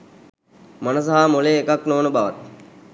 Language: Sinhala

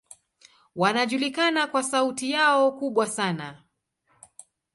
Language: Swahili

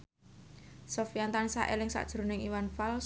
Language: Javanese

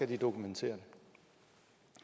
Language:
Danish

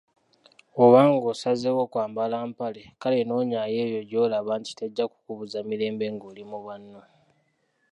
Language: Ganda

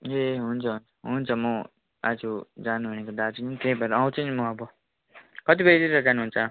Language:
Nepali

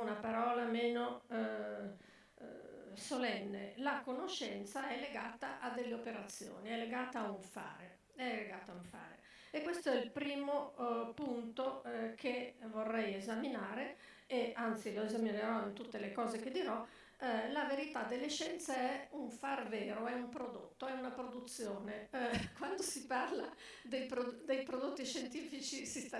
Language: Italian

